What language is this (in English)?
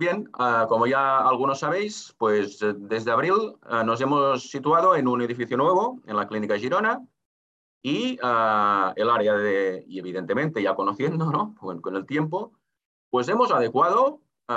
Spanish